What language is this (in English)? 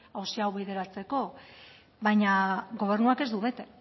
Basque